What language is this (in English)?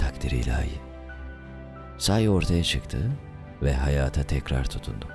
Turkish